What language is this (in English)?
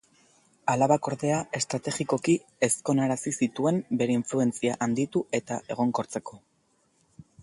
Basque